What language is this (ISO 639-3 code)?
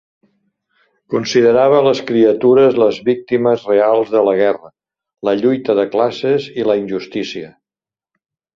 cat